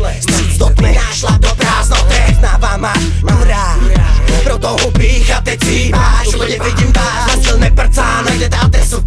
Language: Czech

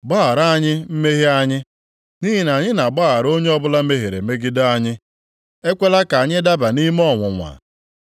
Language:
Igbo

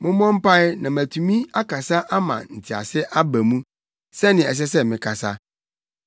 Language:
Akan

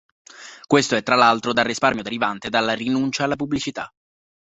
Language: Italian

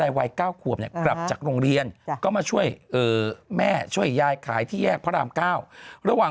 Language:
Thai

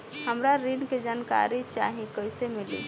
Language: Bhojpuri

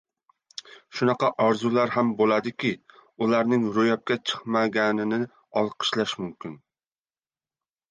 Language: Uzbek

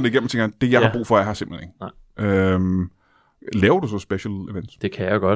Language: Danish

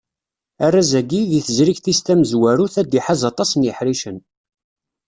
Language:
Kabyle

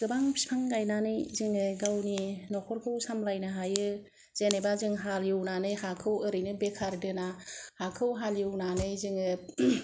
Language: Bodo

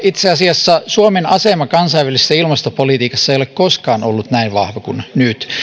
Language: Finnish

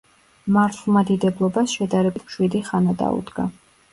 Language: Georgian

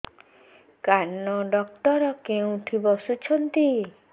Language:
Odia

